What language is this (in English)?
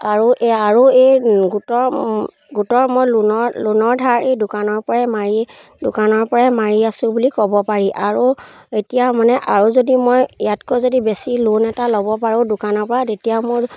Assamese